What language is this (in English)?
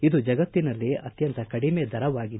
Kannada